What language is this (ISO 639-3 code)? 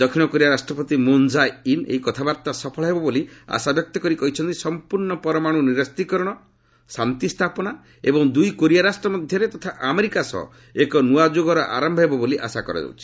ori